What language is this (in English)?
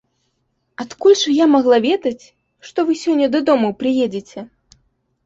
Belarusian